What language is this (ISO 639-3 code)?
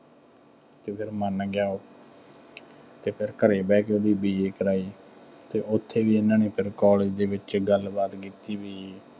pan